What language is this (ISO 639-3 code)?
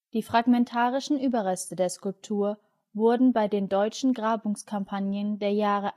deu